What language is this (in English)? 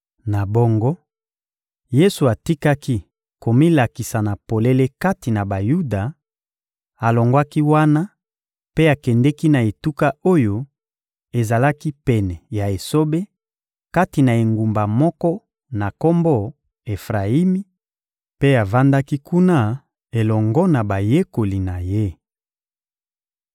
Lingala